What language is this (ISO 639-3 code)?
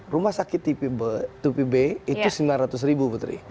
ind